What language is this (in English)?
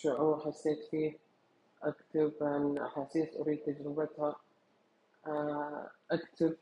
Arabic